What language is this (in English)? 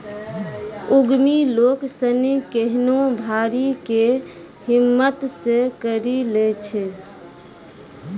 Maithili